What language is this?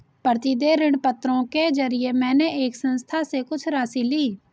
Hindi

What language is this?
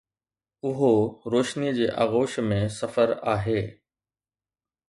Sindhi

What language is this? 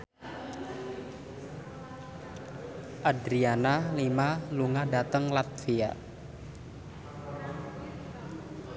Javanese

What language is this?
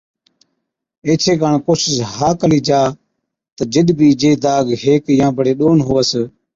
Od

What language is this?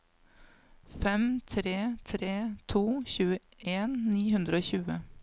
Norwegian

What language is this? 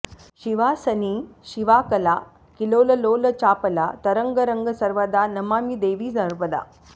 Sanskrit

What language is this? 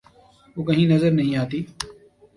Urdu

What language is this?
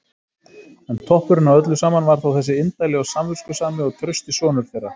Icelandic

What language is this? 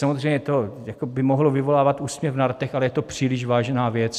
Czech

